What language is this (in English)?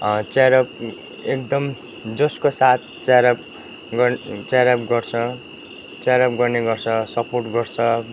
Nepali